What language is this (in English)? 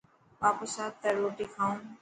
Dhatki